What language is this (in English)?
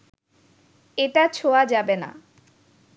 Bangla